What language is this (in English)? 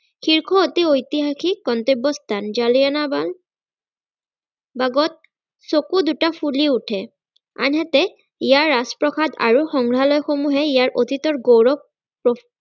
Assamese